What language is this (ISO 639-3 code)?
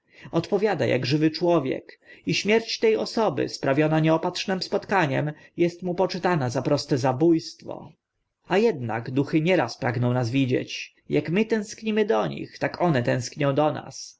pol